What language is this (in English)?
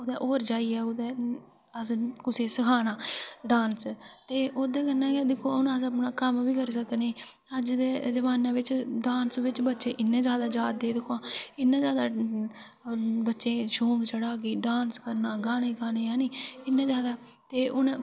Dogri